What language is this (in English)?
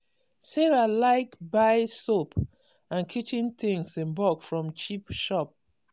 Nigerian Pidgin